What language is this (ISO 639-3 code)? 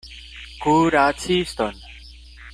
epo